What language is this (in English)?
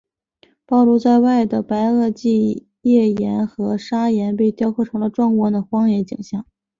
Chinese